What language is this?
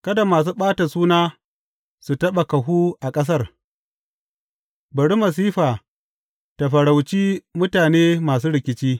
Hausa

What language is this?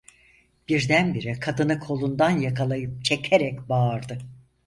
Turkish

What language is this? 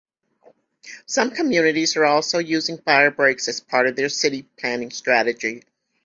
English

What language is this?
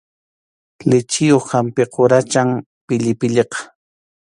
Arequipa-La Unión Quechua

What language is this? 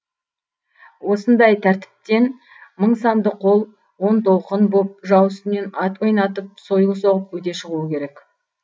Kazakh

